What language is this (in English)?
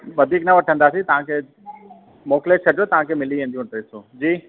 Sindhi